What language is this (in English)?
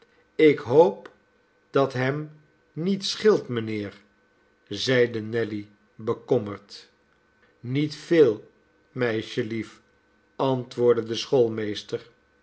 Dutch